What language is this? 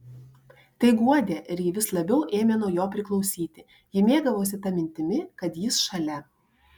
Lithuanian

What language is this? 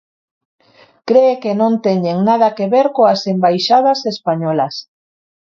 Galician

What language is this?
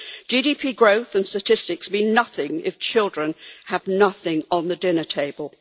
English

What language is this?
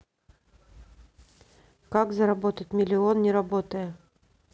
Russian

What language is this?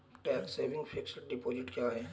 Hindi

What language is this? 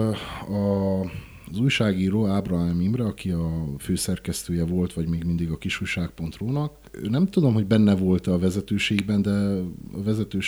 Hungarian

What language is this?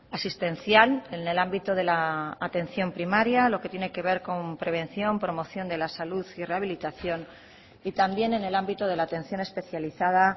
Spanish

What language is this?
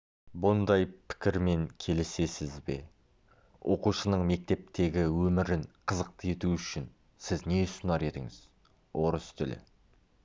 Kazakh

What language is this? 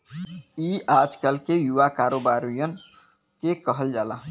Bhojpuri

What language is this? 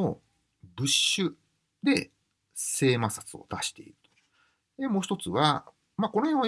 Japanese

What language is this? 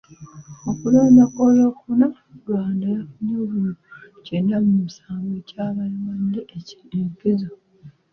Ganda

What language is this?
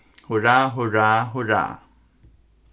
Faroese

